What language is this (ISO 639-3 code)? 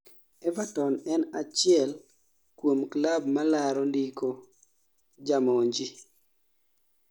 luo